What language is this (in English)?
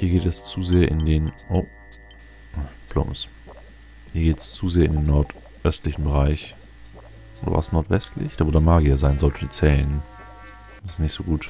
German